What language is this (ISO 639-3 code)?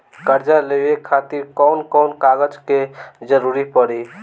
bho